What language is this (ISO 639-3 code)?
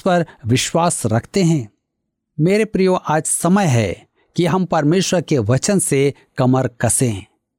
hin